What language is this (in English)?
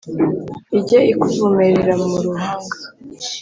Kinyarwanda